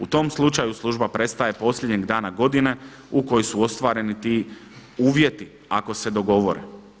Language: Croatian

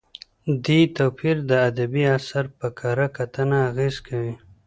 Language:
Pashto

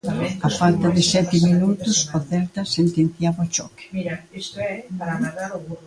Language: Galician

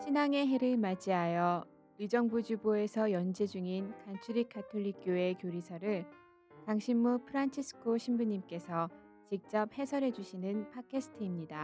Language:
Korean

